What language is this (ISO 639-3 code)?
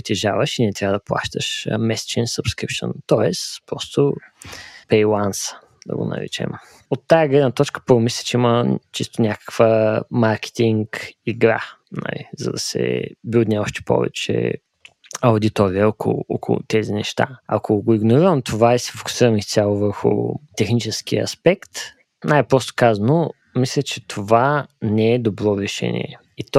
bul